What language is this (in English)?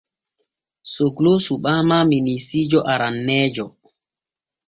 Borgu Fulfulde